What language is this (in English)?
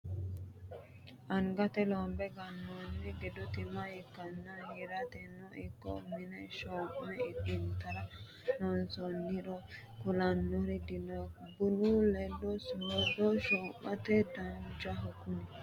Sidamo